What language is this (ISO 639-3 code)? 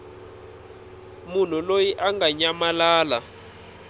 tso